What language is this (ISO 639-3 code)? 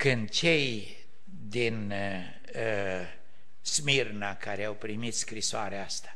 ron